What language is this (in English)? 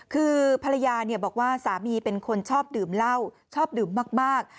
Thai